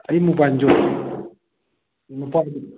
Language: Manipuri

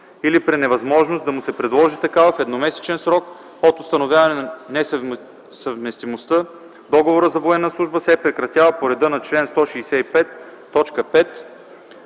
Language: Bulgarian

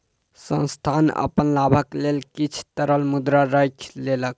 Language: Maithili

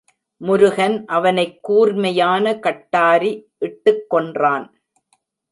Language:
Tamil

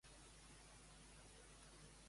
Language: Catalan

